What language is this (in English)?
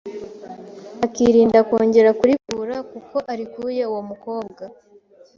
Kinyarwanda